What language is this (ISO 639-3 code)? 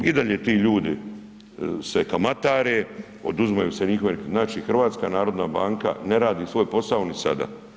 hrv